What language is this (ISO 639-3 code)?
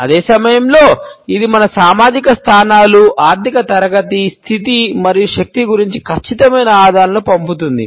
tel